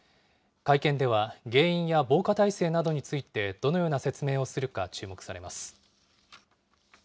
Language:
Japanese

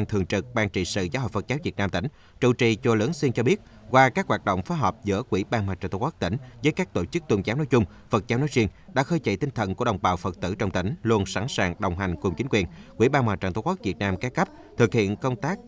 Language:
Vietnamese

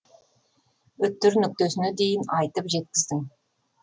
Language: Kazakh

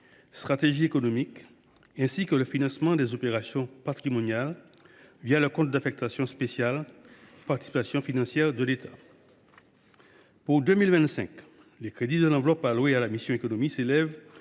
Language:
French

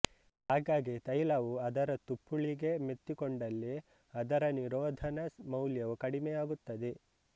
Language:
Kannada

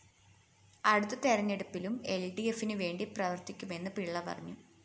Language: Malayalam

